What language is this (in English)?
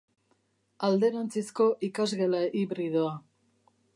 Basque